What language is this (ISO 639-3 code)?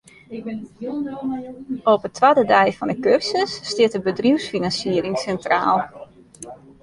fry